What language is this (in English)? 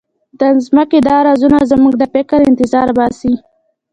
Pashto